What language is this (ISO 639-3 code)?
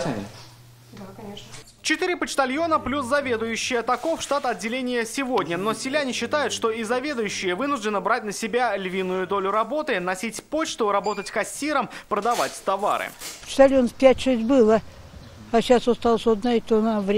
rus